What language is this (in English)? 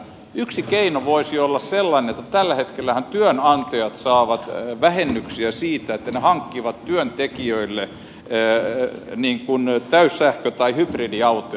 Finnish